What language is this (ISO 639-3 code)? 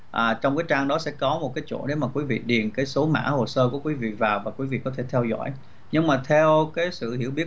vie